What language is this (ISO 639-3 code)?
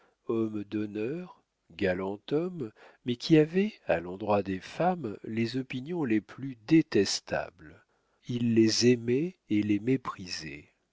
fra